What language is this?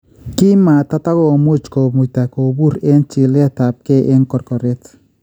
Kalenjin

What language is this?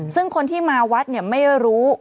Thai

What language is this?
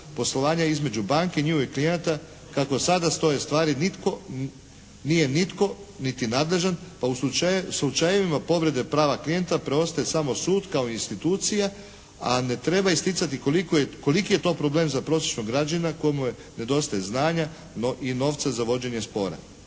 Croatian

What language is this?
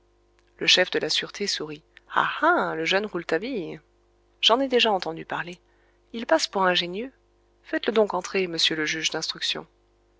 French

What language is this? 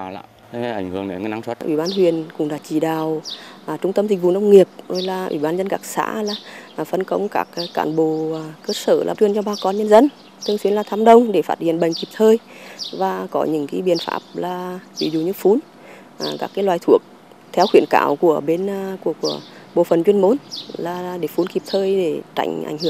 Vietnamese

